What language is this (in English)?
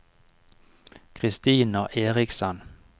Norwegian